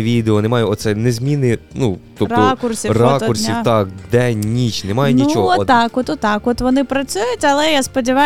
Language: Ukrainian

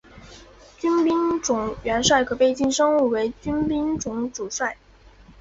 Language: Chinese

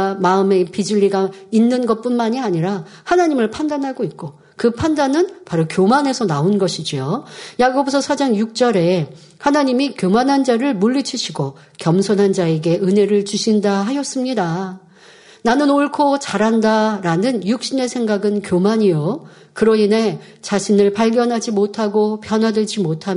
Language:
Korean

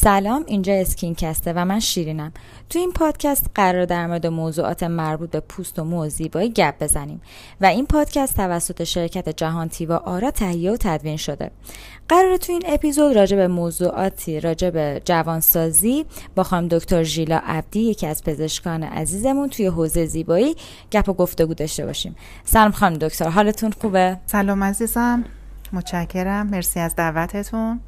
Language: Persian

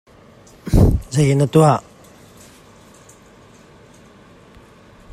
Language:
Hakha Chin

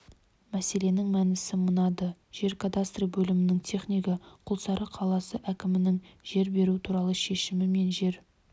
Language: Kazakh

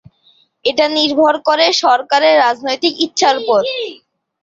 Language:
Bangla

